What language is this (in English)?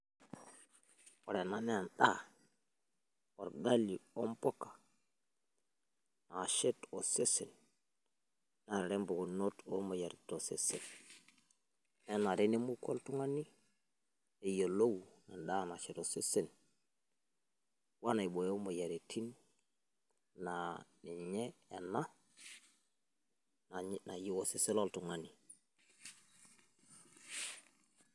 Masai